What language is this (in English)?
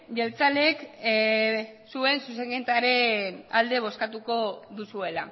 Basque